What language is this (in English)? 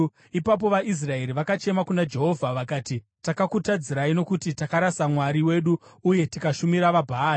Shona